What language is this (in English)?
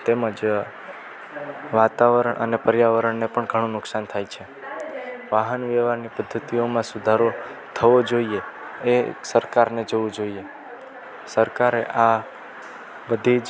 Gujarati